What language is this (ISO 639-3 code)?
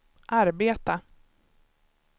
swe